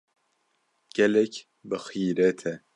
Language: Kurdish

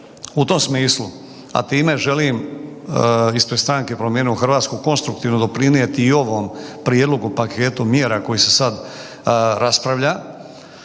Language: Croatian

